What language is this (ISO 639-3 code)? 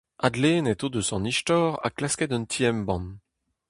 bre